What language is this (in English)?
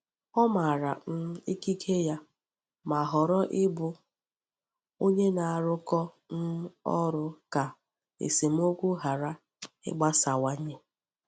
Igbo